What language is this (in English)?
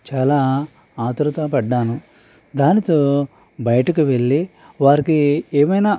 Telugu